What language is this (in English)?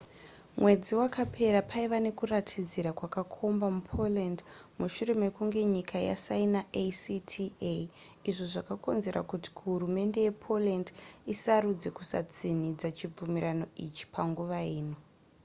Shona